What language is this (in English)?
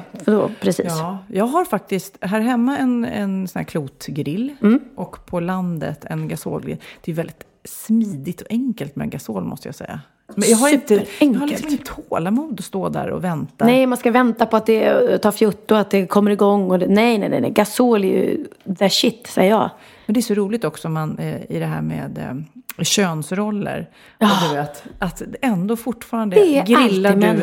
Swedish